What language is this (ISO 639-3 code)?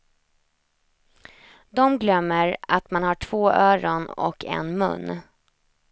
swe